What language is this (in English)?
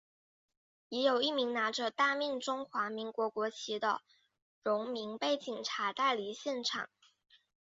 Chinese